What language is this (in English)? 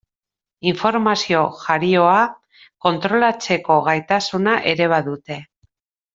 Basque